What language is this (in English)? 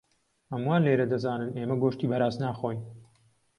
Central Kurdish